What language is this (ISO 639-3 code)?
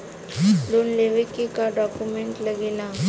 bho